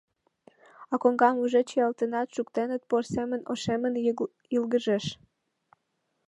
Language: Mari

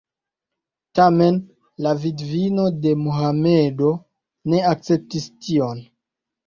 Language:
Esperanto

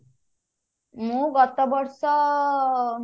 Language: Odia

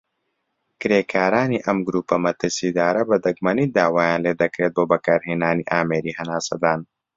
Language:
Central Kurdish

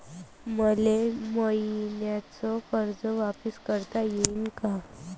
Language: Marathi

